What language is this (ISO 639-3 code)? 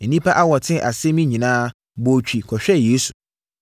aka